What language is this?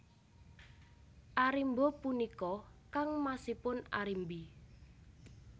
Javanese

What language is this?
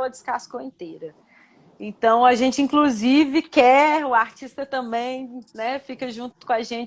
Portuguese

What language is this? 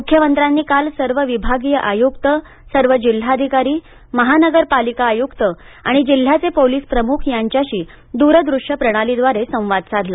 Marathi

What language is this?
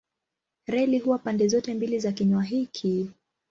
Swahili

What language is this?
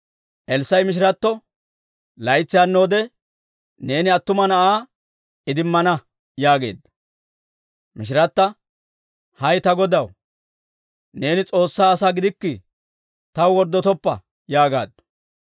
Dawro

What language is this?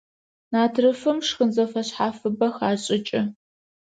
Adyghe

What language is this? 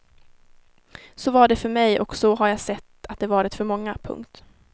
Swedish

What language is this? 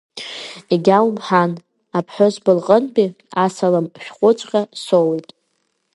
Abkhazian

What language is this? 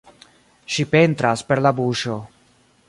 Esperanto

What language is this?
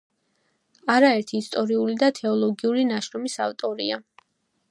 Georgian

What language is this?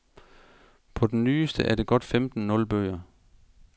Danish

